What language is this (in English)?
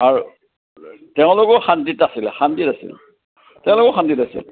Assamese